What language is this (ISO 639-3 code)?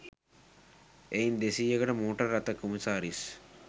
sin